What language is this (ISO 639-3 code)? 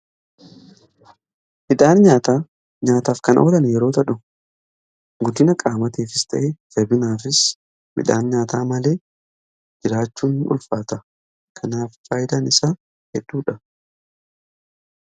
orm